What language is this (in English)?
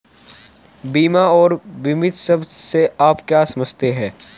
Hindi